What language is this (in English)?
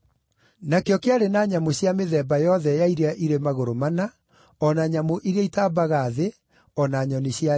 Kikuyu